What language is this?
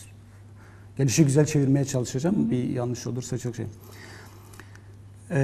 Turkish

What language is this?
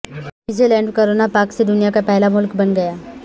Urdu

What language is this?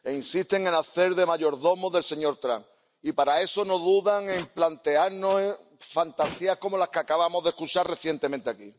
Spanish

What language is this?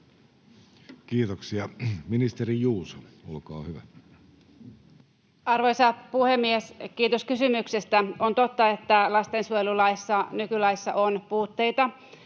Finnish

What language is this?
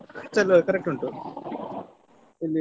Kannada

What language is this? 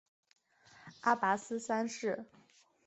Chinese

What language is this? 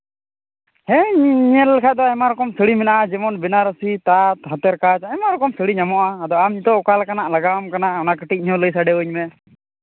Santali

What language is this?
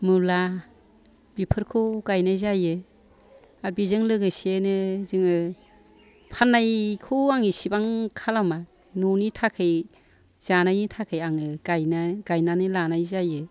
Bodo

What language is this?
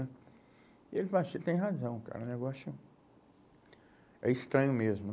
Portuguese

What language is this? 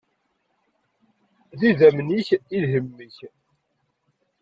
Kabyle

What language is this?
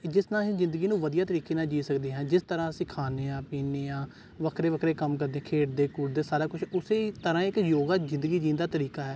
Punjabi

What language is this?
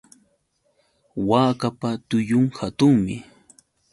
Yauyos Quechua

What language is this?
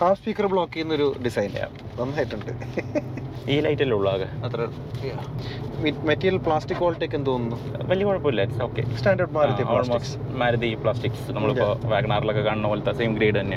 Malayalam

